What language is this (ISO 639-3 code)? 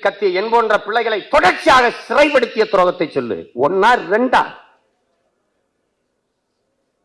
tam